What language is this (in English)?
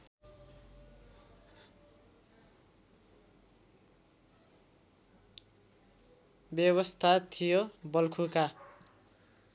Nepali